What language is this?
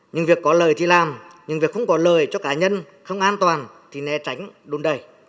Vietnamese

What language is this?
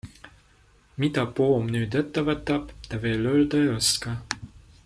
Estonian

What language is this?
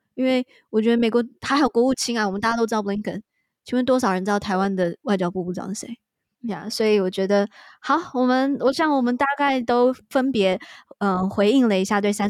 Chinese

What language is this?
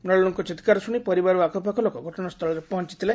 Odia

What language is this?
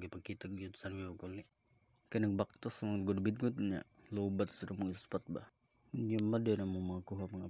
Indonesian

